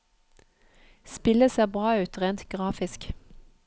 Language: Norwegian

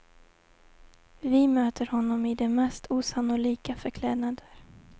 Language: Swedish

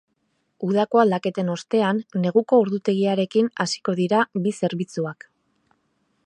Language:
Basque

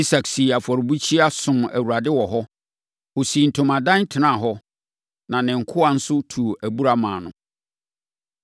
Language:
Akan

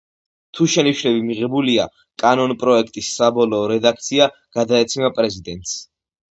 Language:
Georgian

